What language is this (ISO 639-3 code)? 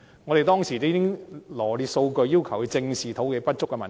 yue